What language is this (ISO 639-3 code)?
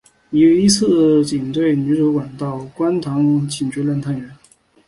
zho